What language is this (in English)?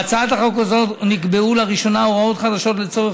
Hebrew